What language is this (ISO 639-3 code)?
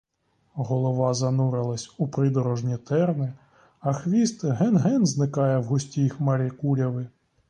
ukr